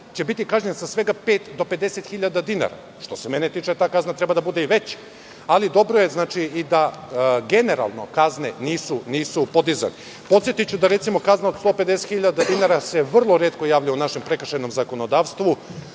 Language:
Serbian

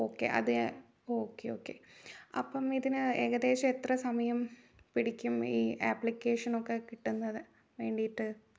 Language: Malayalam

